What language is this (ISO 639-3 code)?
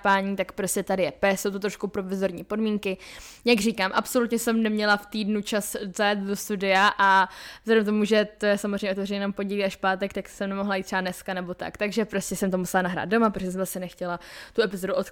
ces